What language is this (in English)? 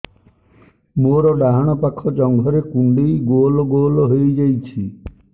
Odia